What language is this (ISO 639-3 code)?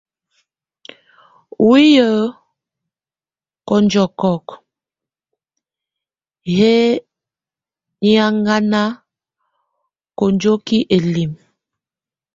tvu